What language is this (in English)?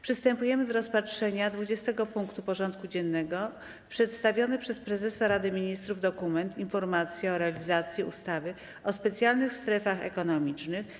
Polish